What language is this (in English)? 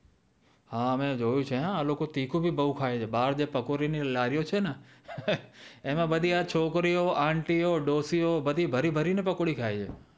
Gujarati